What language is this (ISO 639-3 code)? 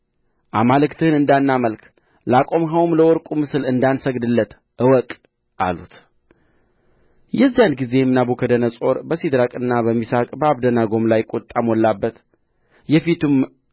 amh